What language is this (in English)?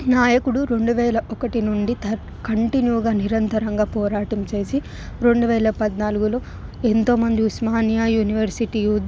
Telugu